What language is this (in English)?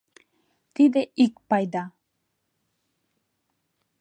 Mari